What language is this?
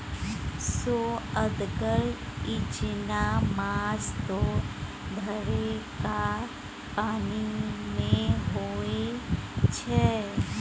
Maithili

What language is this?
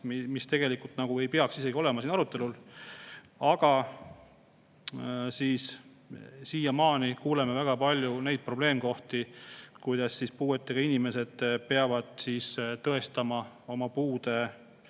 Estonian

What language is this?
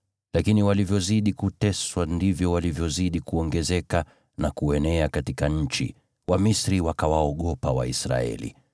Swahili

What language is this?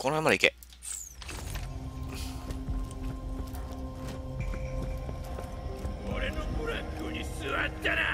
Japanese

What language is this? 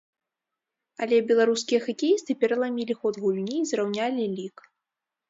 Belarusian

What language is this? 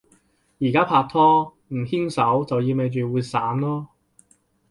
Cantonese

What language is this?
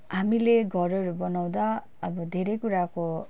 Nepali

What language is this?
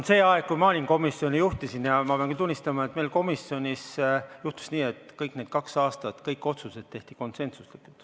Estonian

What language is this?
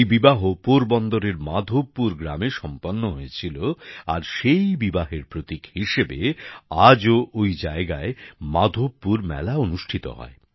Bangla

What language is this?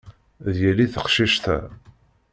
Kabyle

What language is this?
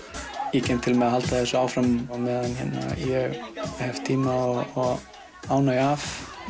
Icelandic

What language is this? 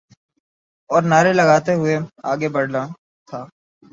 Urdu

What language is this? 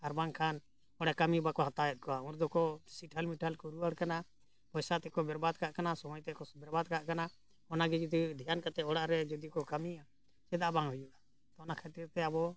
Santali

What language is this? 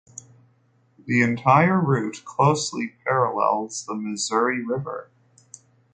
English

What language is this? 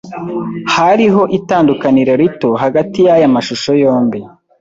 Kinyarwanda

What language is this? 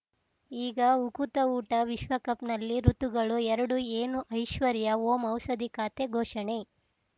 Kannada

